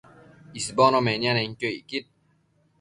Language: Matsés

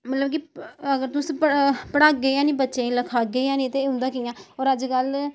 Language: Dogri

